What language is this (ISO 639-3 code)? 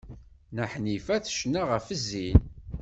kab